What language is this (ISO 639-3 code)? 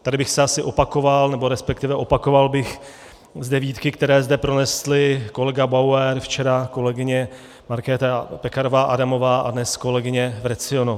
ces